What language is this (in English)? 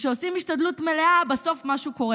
Hebrew